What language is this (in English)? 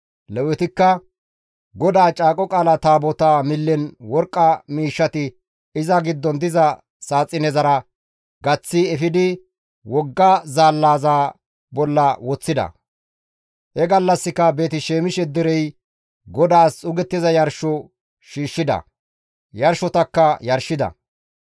Gamo